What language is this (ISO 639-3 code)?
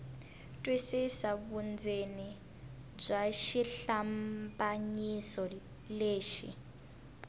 tso